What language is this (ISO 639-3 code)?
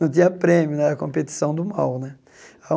por